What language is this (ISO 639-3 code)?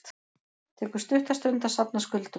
isl